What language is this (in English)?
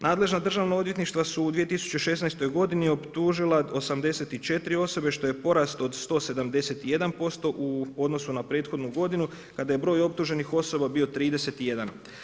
Croatian